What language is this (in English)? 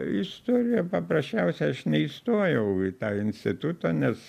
Lithuanian